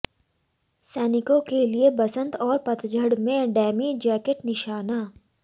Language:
Hindi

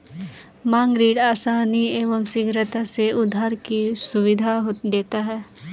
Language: Hindi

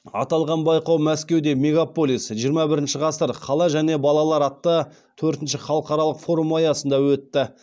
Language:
Kazakh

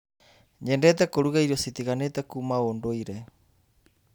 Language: Kikuyu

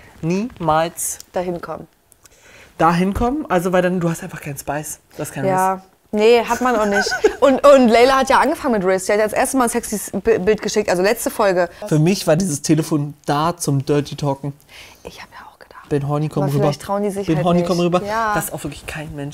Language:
German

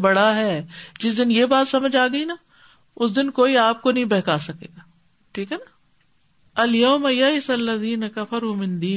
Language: Urdu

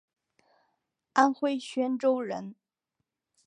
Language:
Chinese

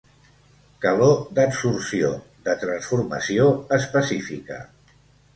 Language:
Catalan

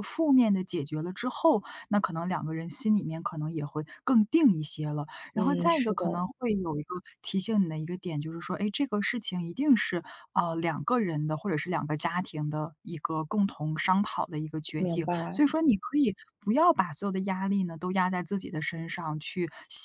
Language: Chinese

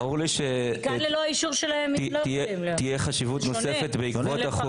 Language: Hebrew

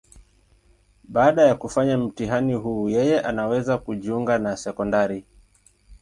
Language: Swahili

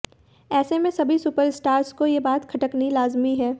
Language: Hindi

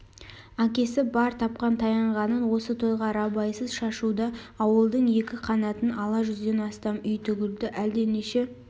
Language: Kazakh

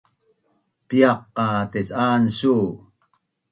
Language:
Bunun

